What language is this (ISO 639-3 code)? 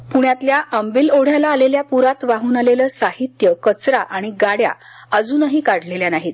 mar